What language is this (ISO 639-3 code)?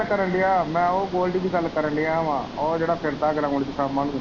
pan